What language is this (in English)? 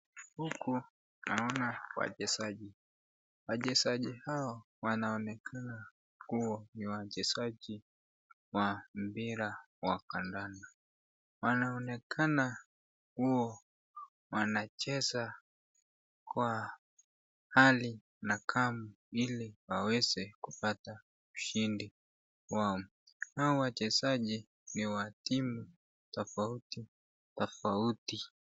Swahili